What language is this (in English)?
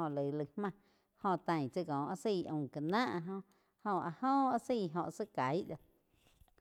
Quiotepec Chinantec